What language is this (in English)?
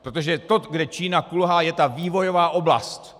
Czech